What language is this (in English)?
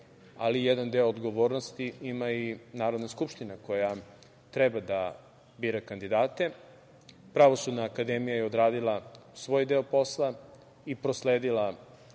Serbian